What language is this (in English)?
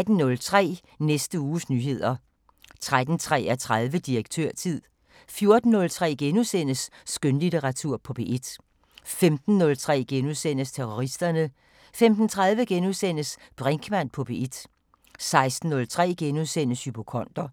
Danish